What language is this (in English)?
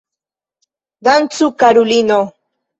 Esperanto